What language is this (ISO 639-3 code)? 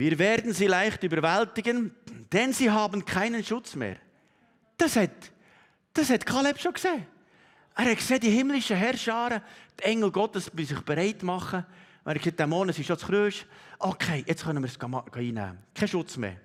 deu